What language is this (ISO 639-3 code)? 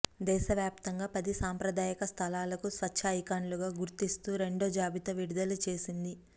tel